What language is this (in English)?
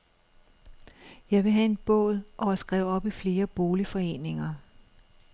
Danish